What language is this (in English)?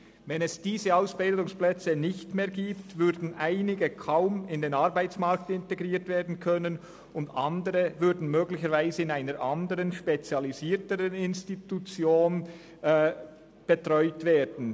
Swiss German